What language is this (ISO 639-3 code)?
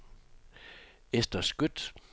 dan